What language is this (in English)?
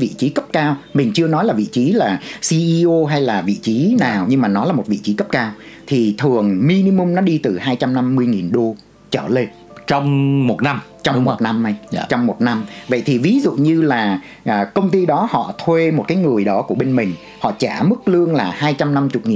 Vietnamese